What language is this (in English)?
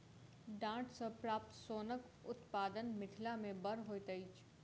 Maithili